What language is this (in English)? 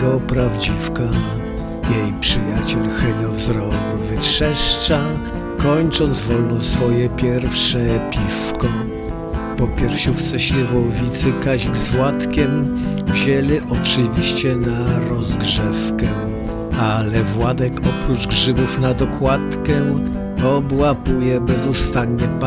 Polish